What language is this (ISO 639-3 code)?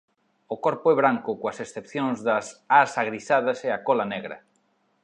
glg